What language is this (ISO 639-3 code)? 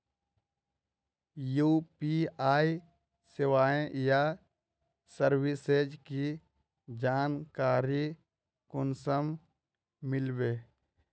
mag